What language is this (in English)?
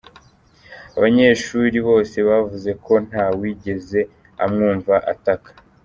Kinyarwanda